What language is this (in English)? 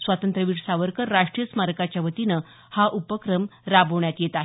Marathi